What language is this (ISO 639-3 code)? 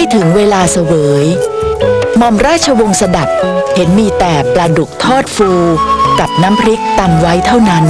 tha